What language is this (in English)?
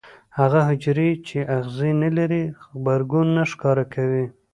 Pashto